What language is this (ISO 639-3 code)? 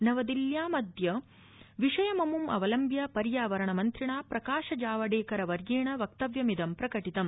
san